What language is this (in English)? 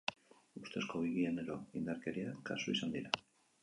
Basque